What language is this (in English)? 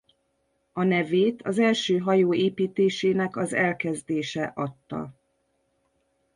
Hungarian